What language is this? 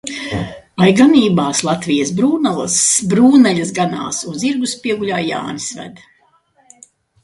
Latvian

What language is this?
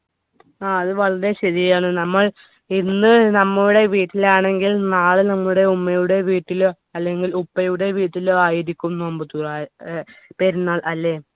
Malayalam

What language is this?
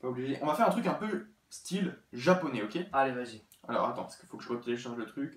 French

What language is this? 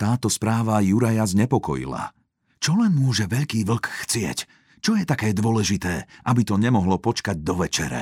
Slovak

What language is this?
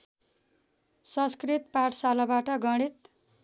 Nepali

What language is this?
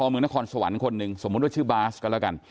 Thai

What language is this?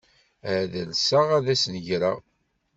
Kabyle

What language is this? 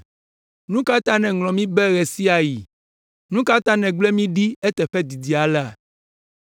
Ewe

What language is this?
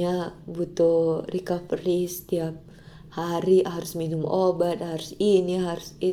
Indonesian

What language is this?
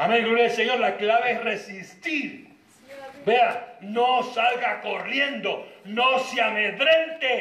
Spanish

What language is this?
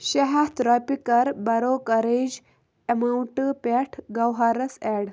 Kashmiri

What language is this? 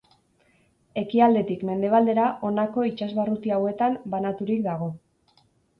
Basque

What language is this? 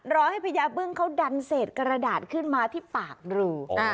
Thai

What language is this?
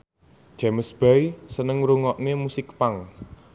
Javanese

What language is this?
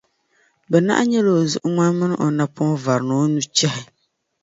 Dagbani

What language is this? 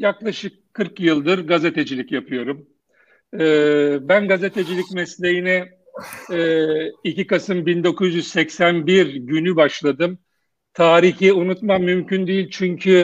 Turkish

